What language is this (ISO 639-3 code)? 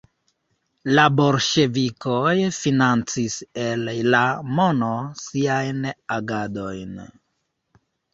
epo